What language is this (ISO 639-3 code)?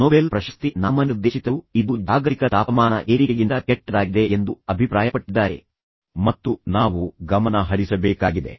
kan